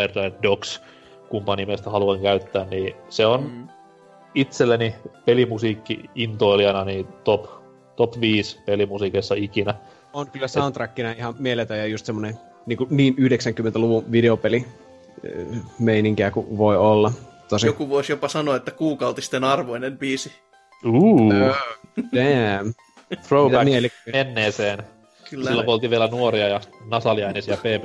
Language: Finnish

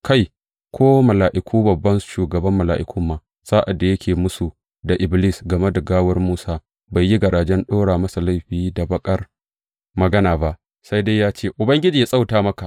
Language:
Hausa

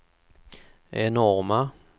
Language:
Swedish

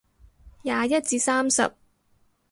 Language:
Cantonese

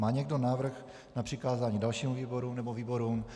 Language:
Czech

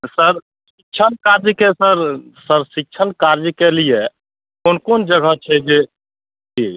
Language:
Maithili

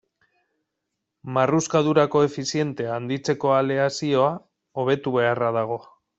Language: Basque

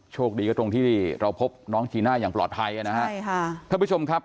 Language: Thai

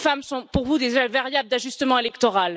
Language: French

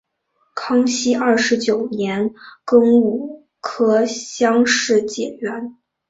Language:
Chinese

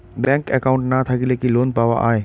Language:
Bangla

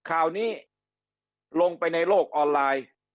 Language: Thai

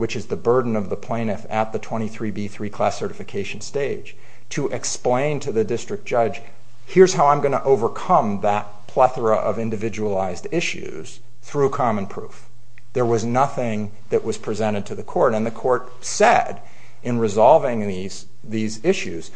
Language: English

